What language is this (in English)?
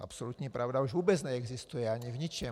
Czech